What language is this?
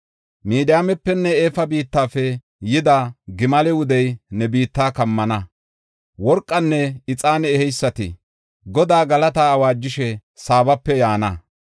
Gofa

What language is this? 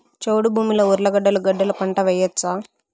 Telugu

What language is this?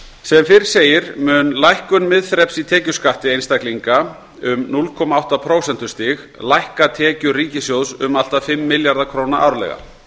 Icelandic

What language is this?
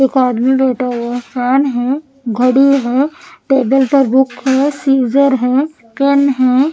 Hindi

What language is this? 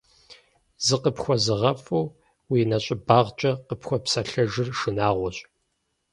Kabardian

